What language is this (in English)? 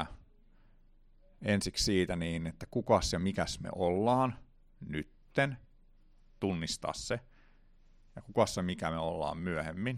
Finnish